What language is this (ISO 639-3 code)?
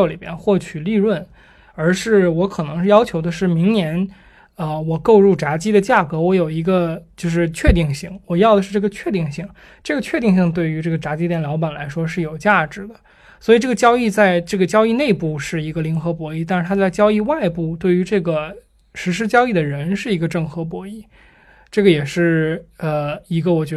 zho